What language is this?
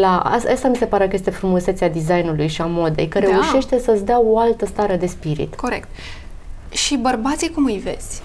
Romanian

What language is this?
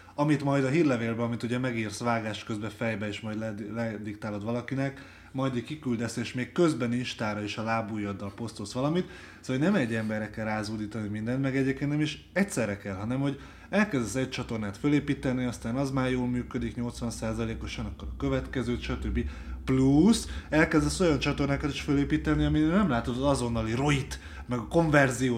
Hungarian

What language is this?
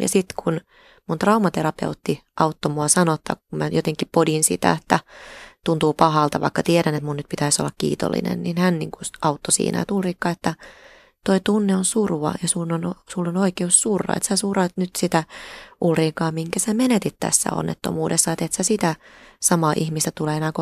Finnish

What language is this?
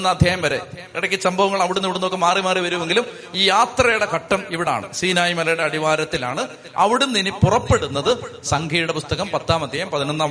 Malayalam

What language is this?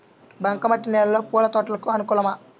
Telugu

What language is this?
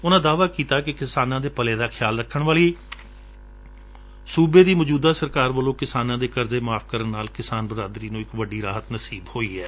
Punjabi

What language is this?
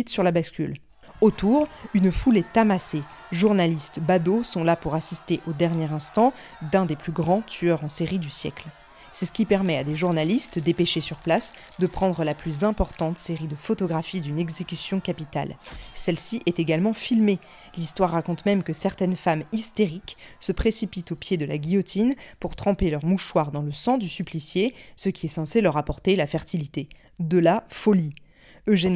French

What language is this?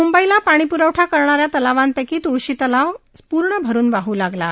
Marathi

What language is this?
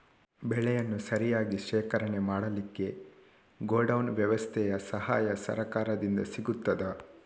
Kannada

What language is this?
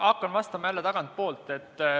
Estonian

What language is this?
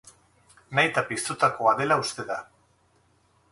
Basque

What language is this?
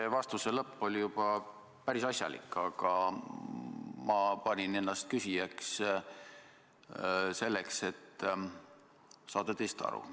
Estonian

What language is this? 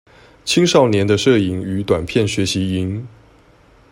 Chinese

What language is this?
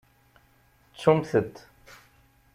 Kabyle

